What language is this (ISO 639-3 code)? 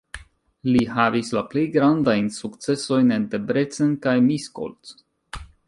epo